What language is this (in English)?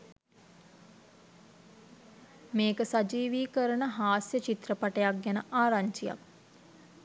Sinhala